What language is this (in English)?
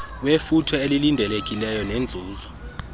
Xhosa